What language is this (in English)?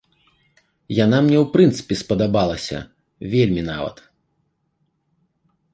Belarusian